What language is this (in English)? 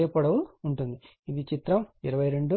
Telugu